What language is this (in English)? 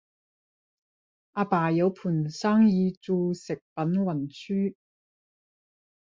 Cantonese